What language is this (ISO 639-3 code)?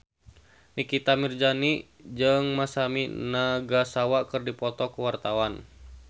sun